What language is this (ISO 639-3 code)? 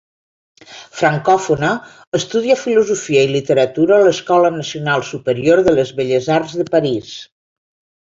cat